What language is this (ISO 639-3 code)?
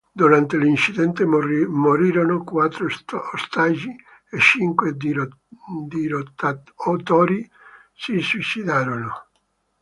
ita